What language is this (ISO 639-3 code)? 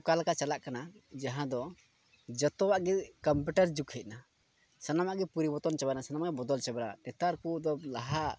sat